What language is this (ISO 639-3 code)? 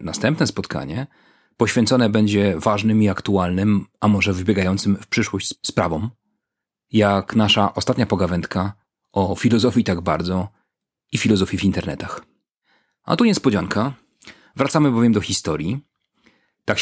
pol